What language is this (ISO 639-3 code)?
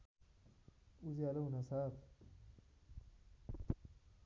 nep